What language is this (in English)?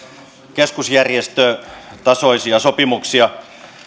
Finnish